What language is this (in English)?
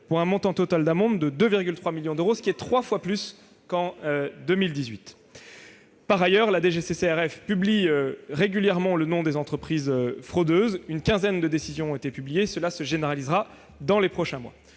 French